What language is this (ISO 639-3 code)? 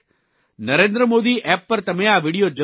guj